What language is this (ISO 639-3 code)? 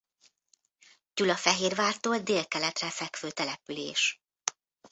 hun